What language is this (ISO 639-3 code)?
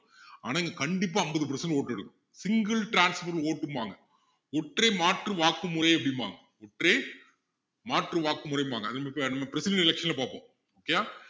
tam